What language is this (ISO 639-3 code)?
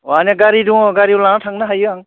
brx